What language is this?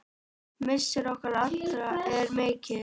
Icelandic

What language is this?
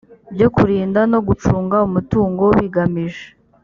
Kinyarwanda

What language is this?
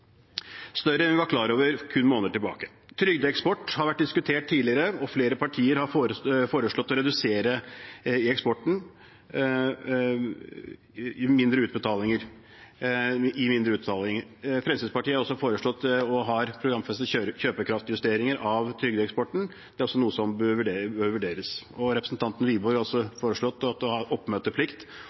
Norwegian Bokmål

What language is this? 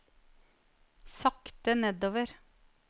Norwegian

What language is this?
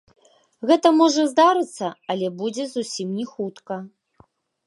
Belarusian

